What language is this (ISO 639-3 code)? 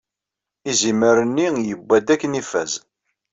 kab